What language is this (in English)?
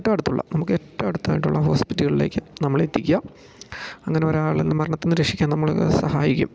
Malayalam